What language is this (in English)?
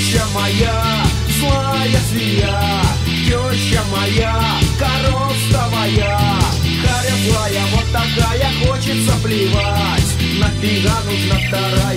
Russian